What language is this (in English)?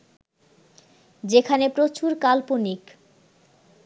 Bangla